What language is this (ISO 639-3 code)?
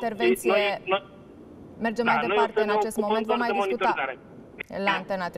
ron